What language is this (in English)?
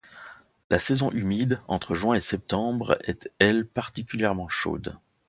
French